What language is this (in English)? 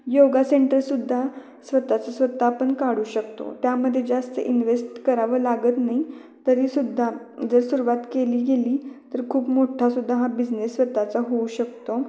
Marathi